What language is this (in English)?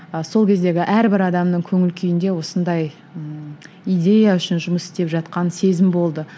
Kazakh